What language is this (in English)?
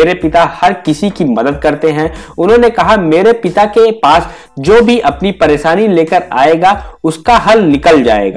Hindi